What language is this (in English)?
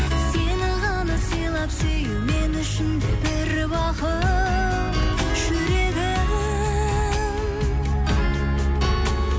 Kazakh